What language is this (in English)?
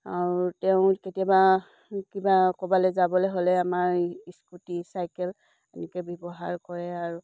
Assamese